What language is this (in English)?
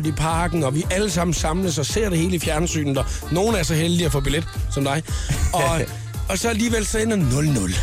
Danish